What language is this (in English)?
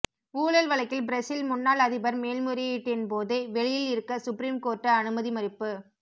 Tamil